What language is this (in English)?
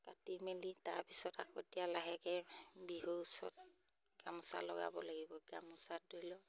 Assamese